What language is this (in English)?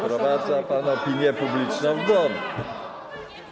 Polish